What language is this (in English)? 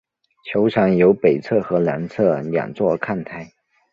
Chinese